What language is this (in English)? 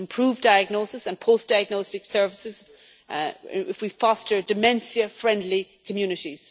English